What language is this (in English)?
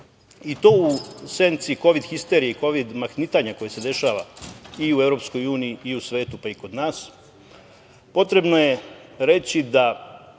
Serbian